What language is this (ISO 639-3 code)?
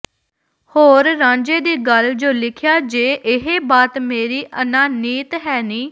pan